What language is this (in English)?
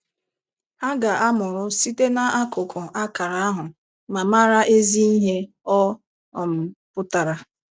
Igbo